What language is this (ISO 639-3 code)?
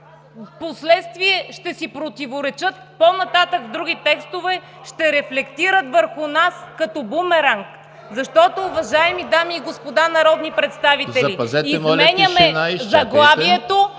bul